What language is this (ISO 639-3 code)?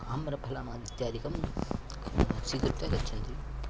san